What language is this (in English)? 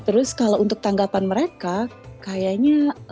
Indonesian